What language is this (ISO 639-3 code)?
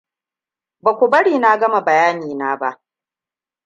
hau